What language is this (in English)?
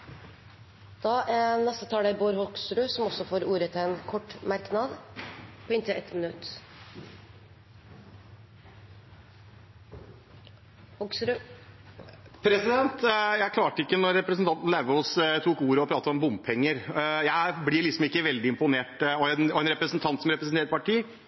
Norwegian Bokmål